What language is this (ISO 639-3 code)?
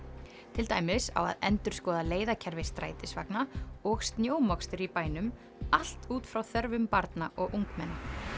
isl